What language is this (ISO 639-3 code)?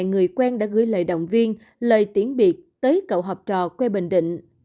vie